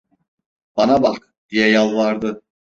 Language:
Turkish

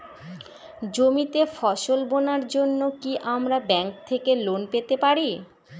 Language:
Bangla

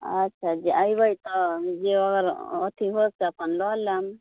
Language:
Maithili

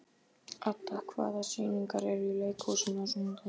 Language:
Icelandic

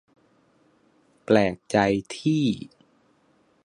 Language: Thai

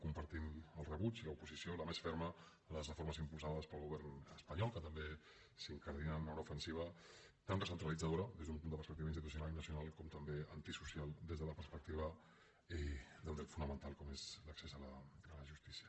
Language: Catalan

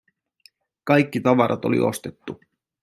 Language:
Finnish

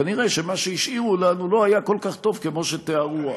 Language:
Hebrew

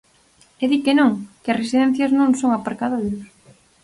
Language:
Galician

